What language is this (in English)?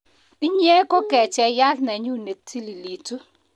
Kalenjin